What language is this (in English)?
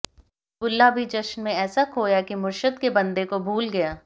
Hindi